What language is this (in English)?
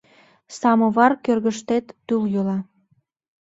Mari